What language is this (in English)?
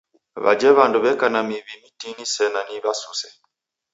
Taita